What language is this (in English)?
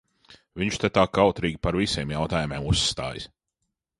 Latvian